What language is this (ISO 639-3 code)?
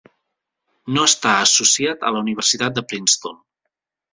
cat